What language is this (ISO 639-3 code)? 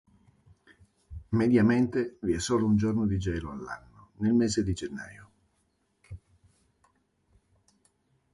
ita